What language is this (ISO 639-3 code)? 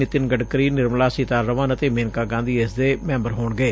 pan